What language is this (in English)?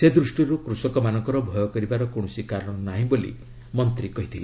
Odia